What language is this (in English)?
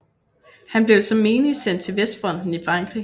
Danish